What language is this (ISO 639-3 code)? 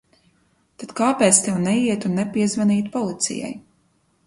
lav